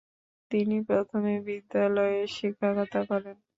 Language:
Bangla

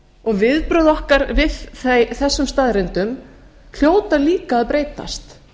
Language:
Icelandic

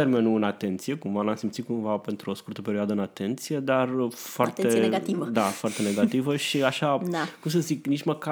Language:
Romanian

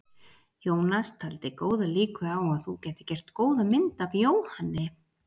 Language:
Icelandic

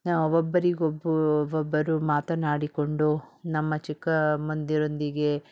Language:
Kannada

